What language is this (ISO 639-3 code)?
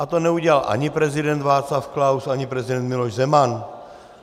ces